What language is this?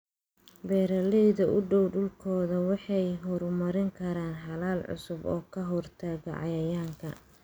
Somali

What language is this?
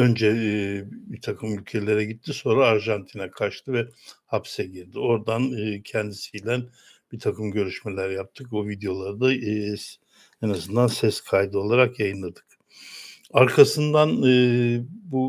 Turkish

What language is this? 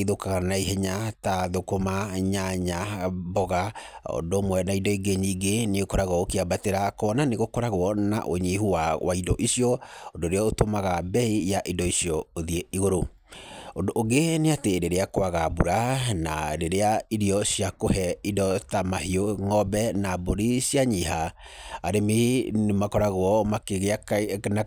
Kikuyu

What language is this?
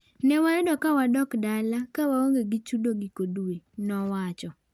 Luo (Kenya and Tanzania)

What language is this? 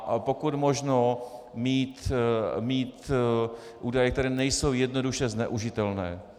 Czech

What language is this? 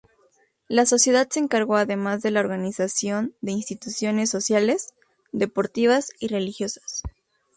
Spanish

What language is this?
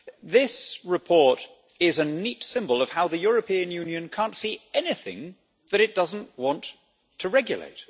English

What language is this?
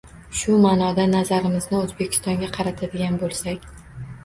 Uzbek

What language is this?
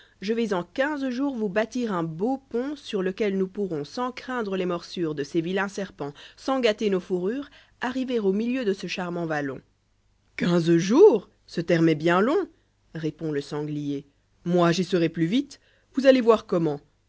French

